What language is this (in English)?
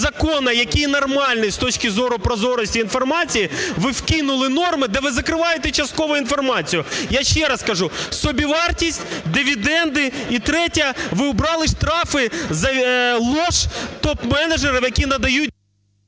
Ukrainian